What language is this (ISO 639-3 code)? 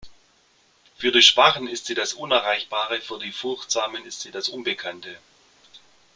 deu